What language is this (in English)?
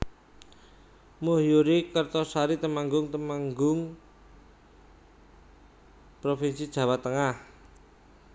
Javanese